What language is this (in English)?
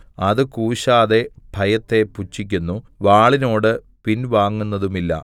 Malayalam